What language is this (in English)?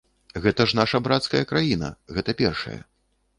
Belarusian